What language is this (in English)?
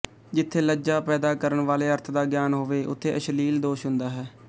Punjabi